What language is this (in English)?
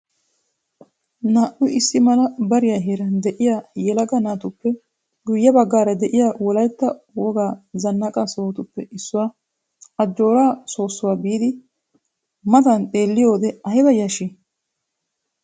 Wolaytta